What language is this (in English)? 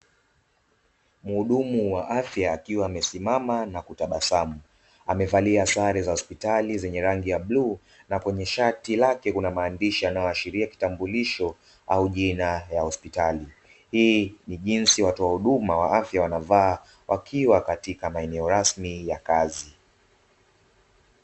Swahili